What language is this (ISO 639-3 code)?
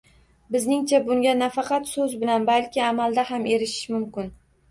uzb